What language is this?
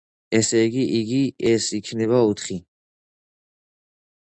Georgian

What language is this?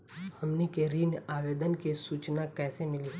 Bhojpuri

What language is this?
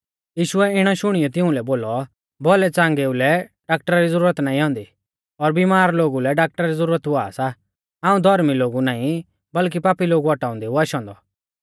Mahasu Pahari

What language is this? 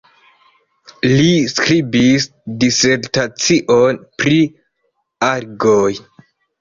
Esperanto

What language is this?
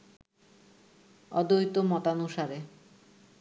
Bangla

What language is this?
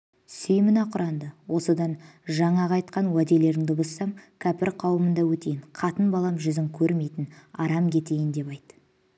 Kazakh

